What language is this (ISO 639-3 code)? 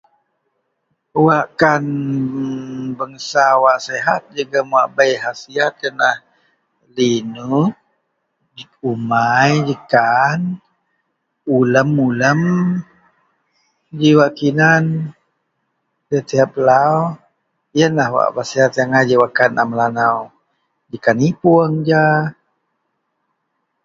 mel